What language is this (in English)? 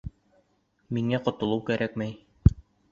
Bashkir